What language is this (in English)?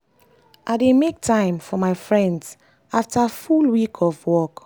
Nigerian Pidgin